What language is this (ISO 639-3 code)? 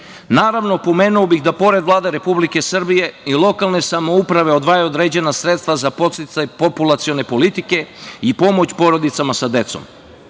srp